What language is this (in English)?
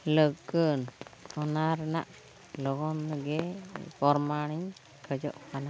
Santali